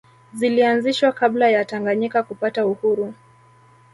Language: Swahili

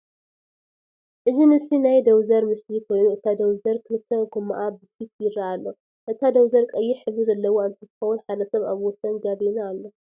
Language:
Tigrinya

